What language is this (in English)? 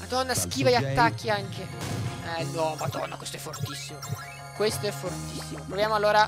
Italian